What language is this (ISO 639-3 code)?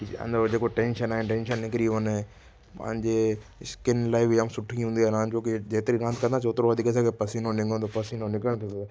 snd